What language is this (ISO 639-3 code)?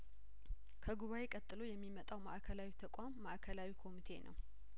amh